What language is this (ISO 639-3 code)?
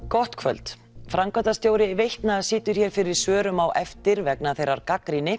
isl